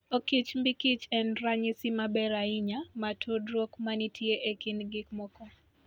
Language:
Luo (Kenya and Tanzania)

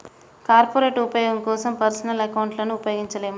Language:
Telugu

